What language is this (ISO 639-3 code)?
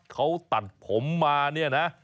tha